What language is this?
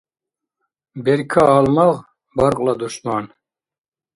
Dargwa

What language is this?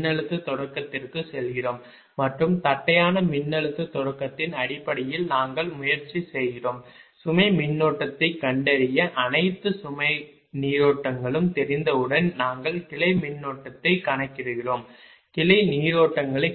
Tamil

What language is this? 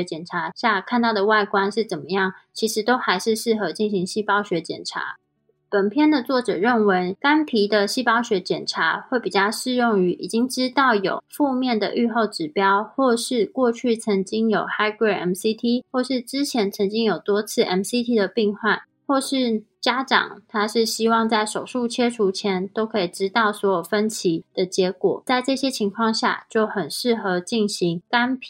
Chinese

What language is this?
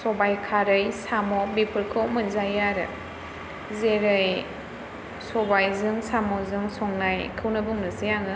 Bodo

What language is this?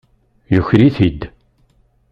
Kabyle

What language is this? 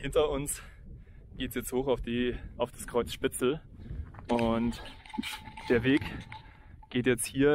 German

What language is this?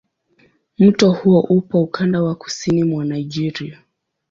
Swahili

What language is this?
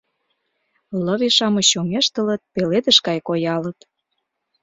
Mari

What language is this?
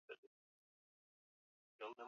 Swahili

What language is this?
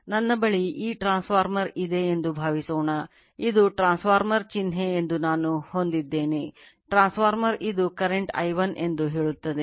Kannada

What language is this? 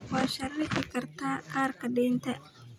Somali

